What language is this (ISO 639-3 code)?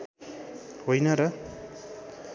nep